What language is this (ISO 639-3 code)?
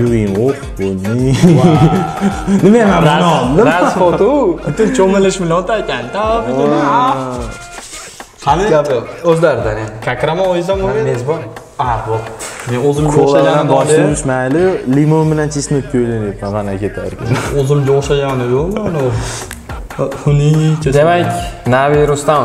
tur